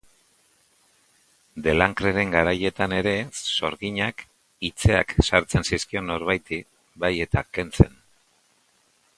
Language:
Basque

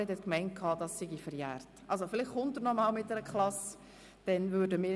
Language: Swiss German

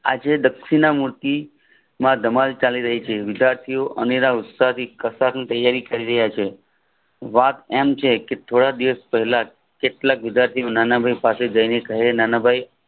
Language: Gujarati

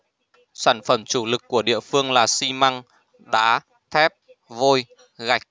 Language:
Vietnamese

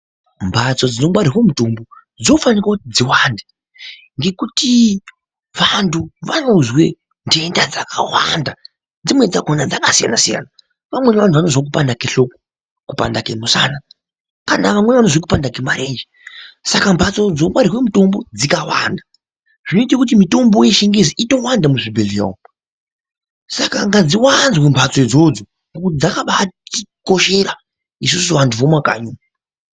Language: Ndau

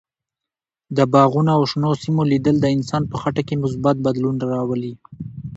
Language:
Pashto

